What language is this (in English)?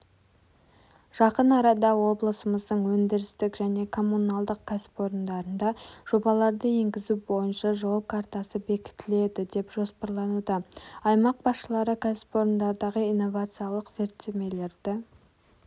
Kazakh